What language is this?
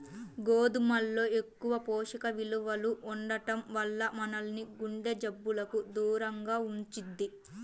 Telugu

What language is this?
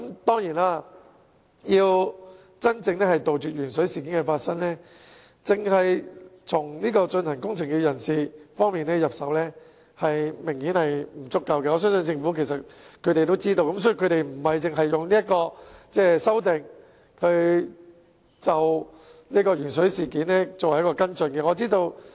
Cantonese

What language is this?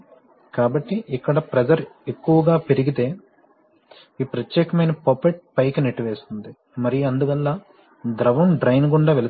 Telugu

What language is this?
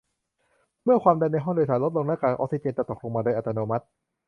Thai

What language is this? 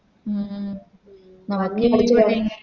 Malayalam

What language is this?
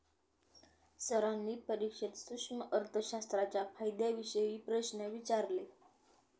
Marathi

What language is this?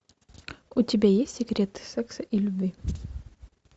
Russian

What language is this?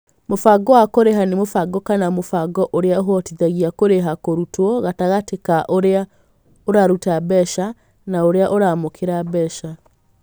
Kikuyu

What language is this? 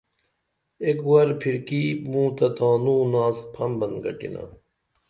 Dameli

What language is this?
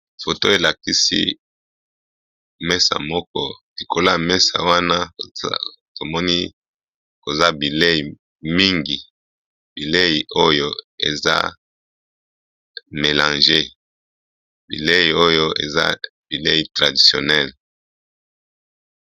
Lingala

